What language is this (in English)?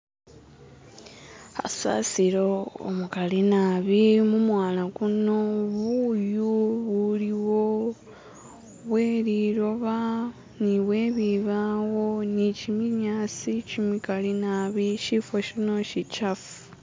Masaaba